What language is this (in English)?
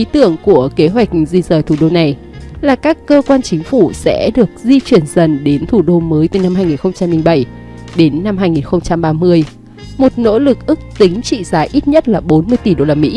Vietnamese